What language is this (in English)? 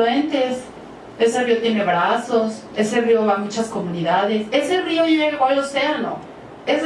Spanish